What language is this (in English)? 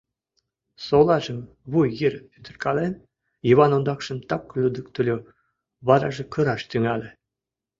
Mari